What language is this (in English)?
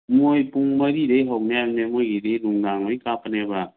Manipuri